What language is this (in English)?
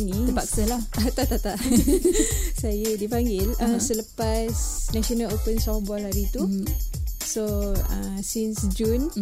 Malay